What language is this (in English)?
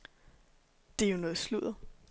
Danish